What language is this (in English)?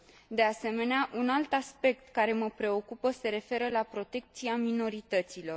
Romanian